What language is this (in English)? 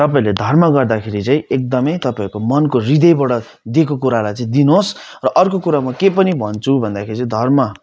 Nepali